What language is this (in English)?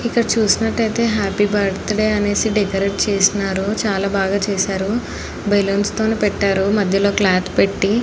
Telugu